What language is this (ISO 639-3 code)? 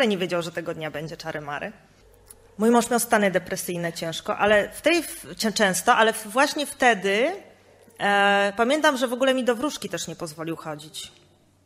pol